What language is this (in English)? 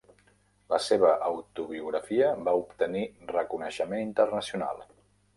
Catalan